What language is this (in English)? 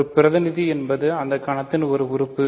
Tamil